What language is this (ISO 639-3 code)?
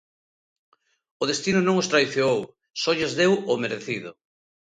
glg